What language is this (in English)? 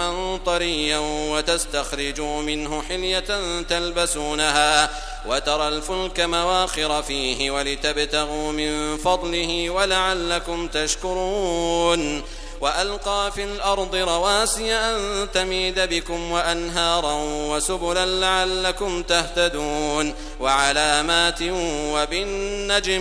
Arabic